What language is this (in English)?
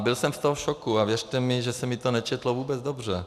Czech